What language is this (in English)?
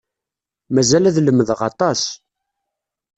Kabyle